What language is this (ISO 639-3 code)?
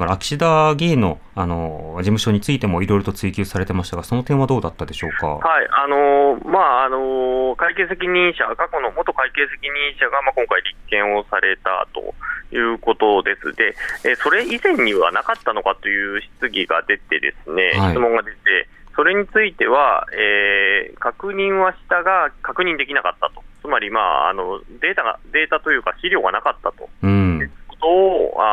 jpn